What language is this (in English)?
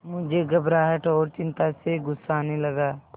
Hindi